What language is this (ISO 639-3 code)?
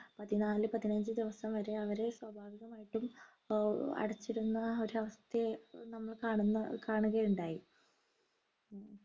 mal